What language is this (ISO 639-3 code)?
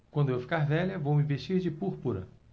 por